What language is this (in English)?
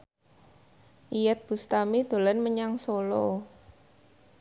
Javanese